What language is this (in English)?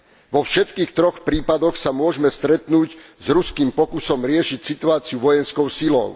Slovak